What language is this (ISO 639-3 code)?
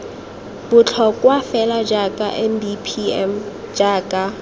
tsn